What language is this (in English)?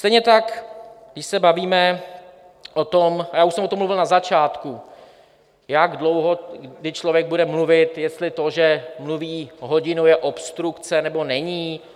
Czech